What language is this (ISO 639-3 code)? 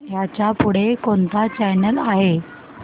mar